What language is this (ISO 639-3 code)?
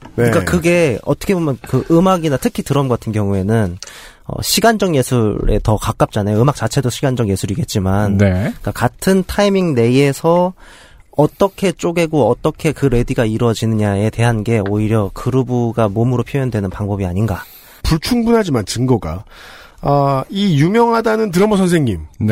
kor